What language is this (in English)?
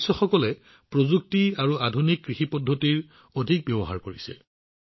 Assamese